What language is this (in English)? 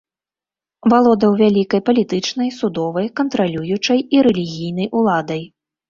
Belarusian